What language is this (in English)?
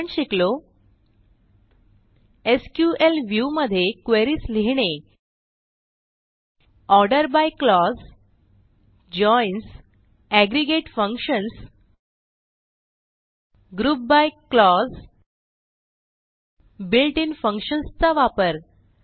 Marathi